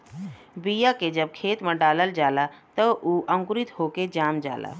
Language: Bhojpuri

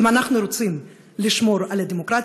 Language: Hebrew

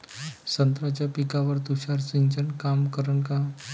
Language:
Marathi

